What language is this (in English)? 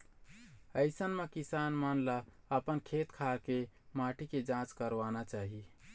Chhattisgarhi